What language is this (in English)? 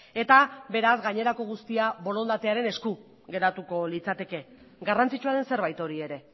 Basque